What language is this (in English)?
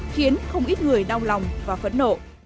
Vietnamese